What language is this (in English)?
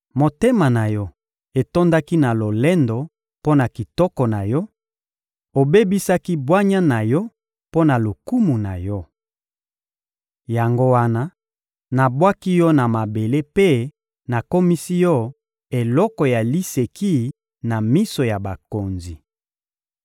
Lingala